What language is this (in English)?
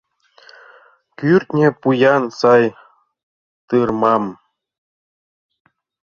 Mari